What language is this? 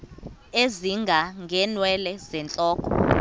Xhosa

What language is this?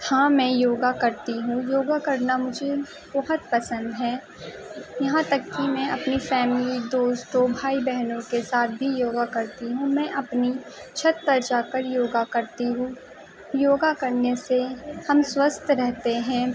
Urdu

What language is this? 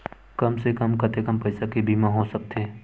Chhattisgarhi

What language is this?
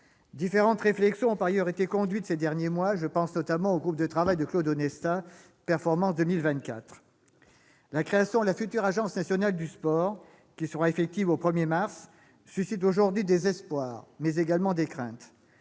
French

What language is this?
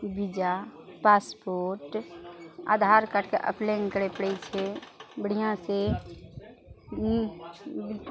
Maithili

